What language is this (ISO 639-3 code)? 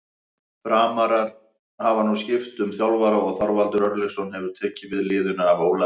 isl